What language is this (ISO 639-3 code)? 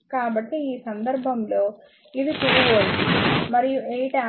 tel